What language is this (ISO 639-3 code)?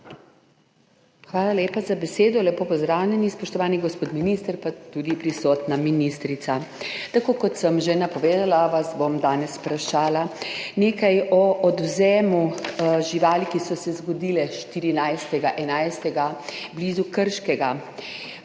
slv